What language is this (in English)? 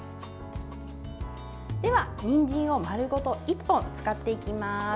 Japanese